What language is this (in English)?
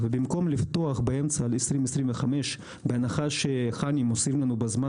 Hebrew